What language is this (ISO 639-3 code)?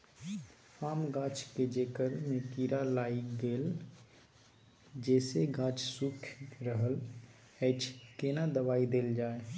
mai